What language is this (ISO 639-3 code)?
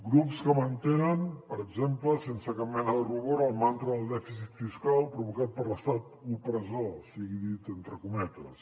cat